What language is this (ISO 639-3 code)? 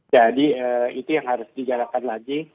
ind